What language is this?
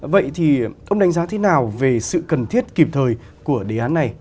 Vietnamese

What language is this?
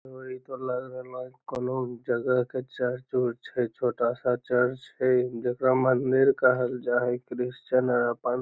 Magahi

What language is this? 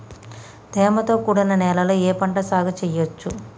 Telugu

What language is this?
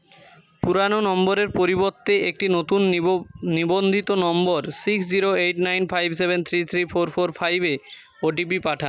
Bangla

